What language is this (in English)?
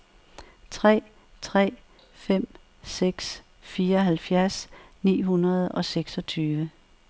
Danish